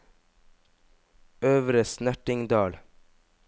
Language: Norwegian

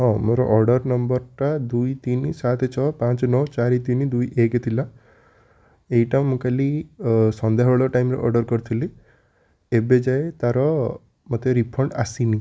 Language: Odia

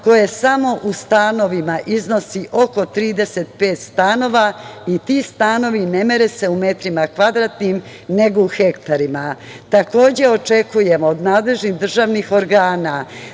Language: Serbian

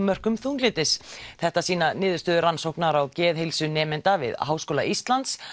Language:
Icelandic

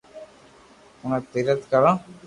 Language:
Loarki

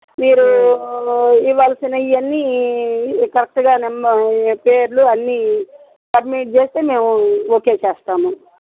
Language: Telugu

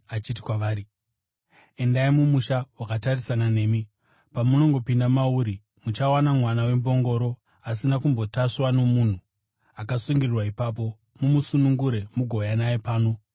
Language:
Shona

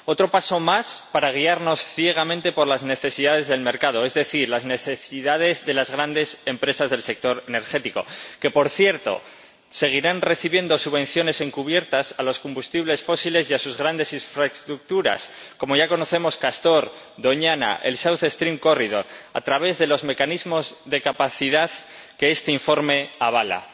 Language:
Spanish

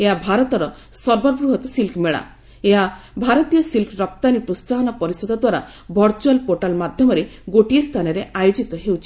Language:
Odia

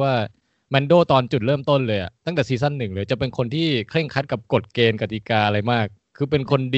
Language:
Thai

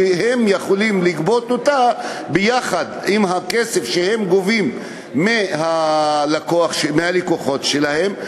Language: Hebrew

